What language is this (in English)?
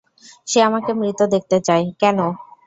Bangla